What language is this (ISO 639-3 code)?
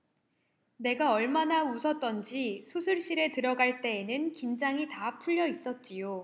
kor